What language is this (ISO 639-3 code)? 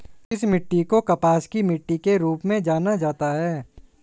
hin